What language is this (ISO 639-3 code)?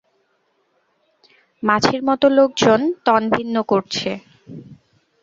ben